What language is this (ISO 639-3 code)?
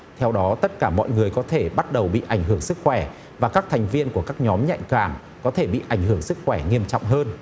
vie